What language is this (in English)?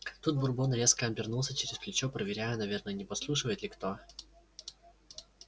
Russian